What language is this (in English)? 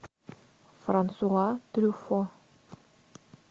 Russian